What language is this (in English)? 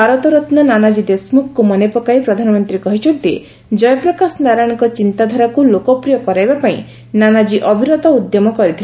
Odia